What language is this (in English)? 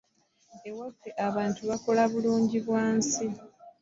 Ganda